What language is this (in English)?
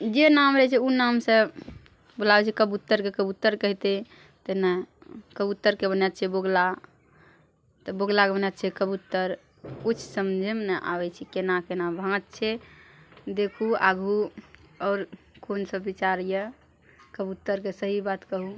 Maithili